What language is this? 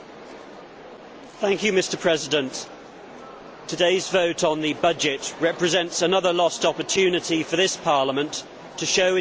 English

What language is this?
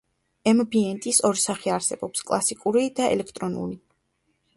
Georgian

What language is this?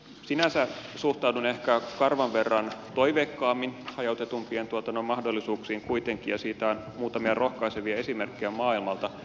Finnish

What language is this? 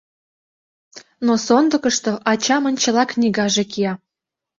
Mari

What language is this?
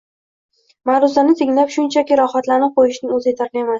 Uzbek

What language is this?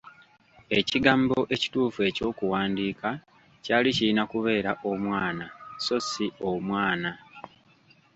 Ganda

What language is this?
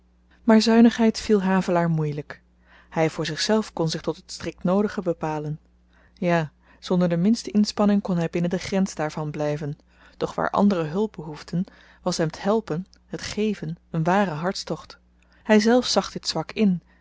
Dutch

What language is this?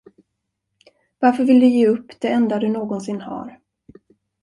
Swedish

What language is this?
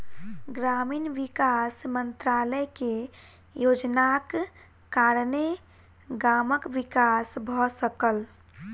Maithili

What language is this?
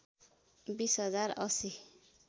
Nepali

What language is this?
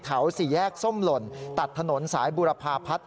Thai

